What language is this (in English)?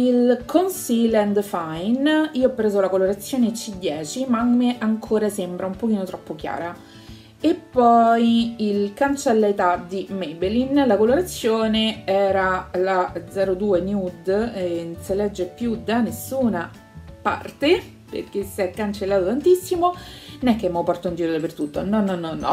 Italian